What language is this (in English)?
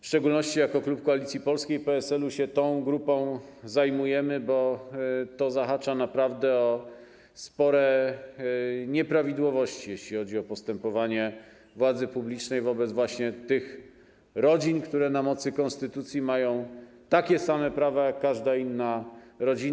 Polish